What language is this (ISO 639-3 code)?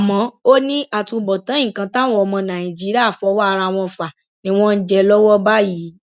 yor